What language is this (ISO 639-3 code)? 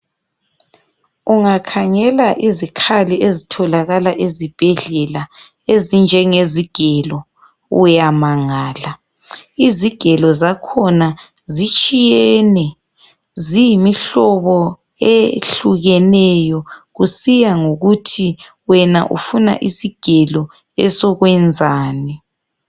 nde